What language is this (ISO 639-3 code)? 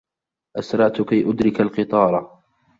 ara